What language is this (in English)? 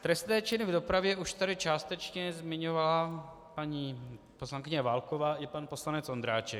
Czech